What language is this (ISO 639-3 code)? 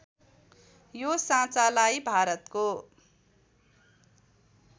nep